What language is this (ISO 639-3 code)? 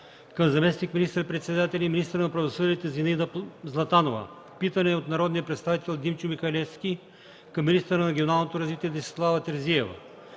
bul